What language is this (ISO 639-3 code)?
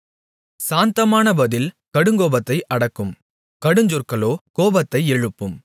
tam